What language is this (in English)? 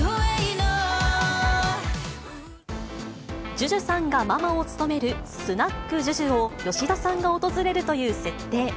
Japanese